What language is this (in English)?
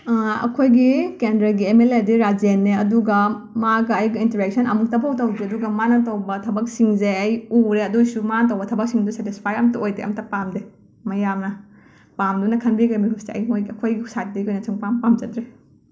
Manipuri